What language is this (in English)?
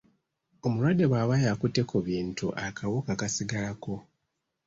Ganda